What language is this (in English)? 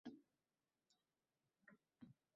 Uzbek